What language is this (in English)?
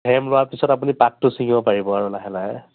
Assamese